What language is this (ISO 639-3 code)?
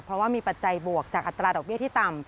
tha